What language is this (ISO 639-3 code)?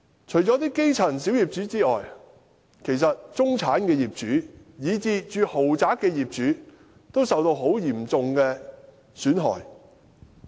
yue